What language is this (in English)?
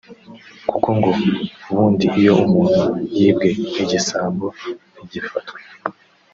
Kinyarwanda